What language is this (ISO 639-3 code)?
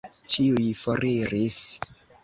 epo